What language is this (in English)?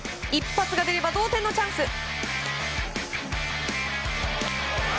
Japanese